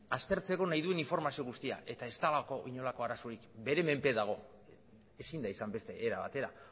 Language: Basque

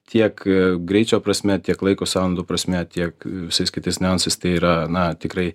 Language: Lithuanian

